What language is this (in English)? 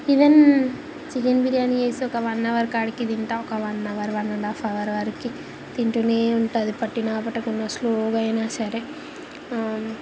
Telugu